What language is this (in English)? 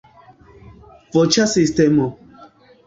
Esperanto